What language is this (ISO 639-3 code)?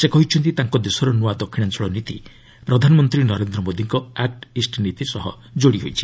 ori